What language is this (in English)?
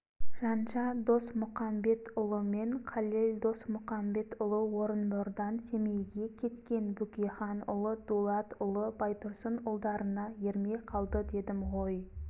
Kazakh